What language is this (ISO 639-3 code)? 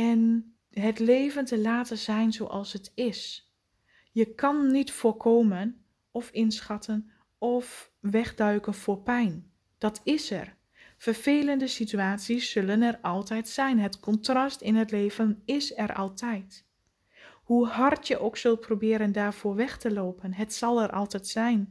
nld